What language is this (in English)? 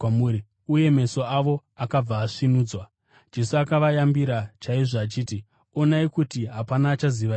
Shona